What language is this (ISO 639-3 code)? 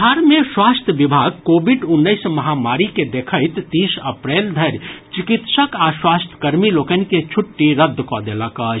mai